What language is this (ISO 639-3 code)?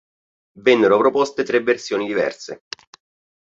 ita